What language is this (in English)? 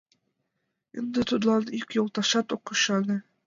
Mari